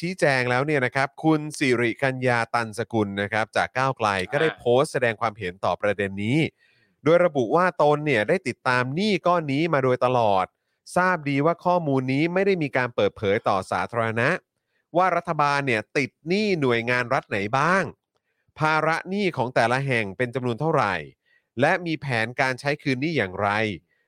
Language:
Thai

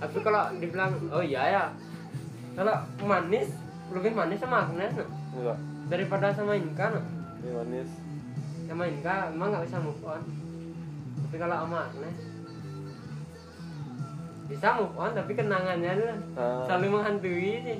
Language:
Indonesian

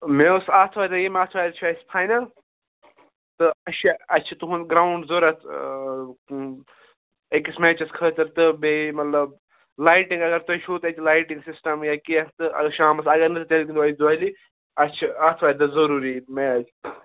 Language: Kashmiri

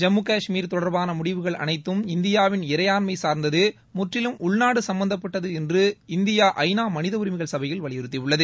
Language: Tamil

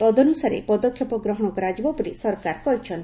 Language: Odia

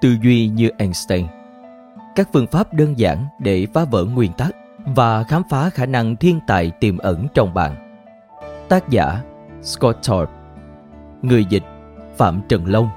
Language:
Vietnamese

